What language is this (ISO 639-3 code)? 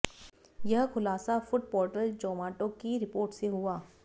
hin